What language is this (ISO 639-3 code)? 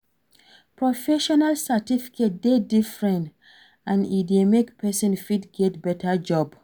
pcm